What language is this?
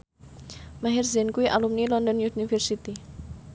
Javanese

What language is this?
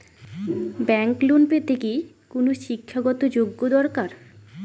Bangla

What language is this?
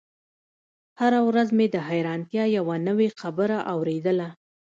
Pashto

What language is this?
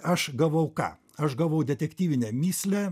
Lithuanian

